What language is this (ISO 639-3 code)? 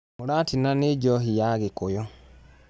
kik